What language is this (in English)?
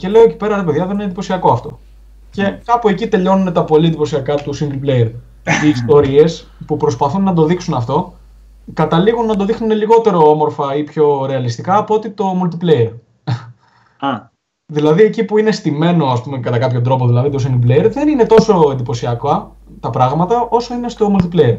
Greek